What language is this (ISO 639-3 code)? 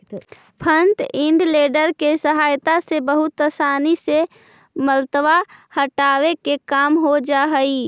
mag